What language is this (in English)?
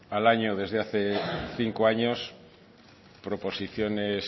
Spanish